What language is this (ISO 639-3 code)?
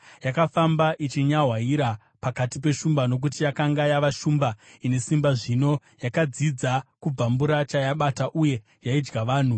sna